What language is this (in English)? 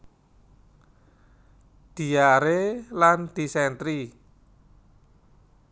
Javanese